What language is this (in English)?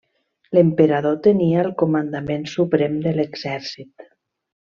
Catalan